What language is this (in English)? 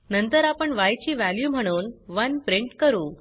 Marathi